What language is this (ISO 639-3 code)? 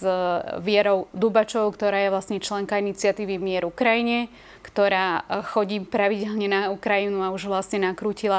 slk